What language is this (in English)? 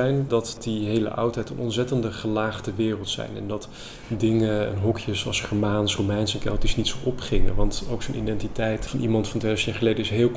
Dutch